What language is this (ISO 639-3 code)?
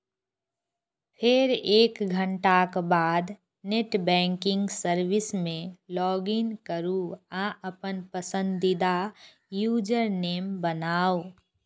mai